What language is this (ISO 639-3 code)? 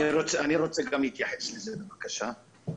heb